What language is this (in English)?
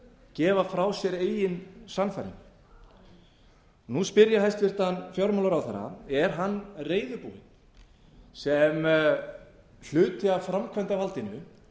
Icelandic